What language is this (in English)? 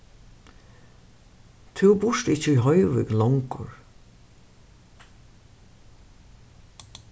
Faroese